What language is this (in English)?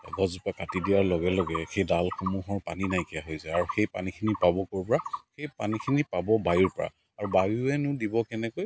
Assamese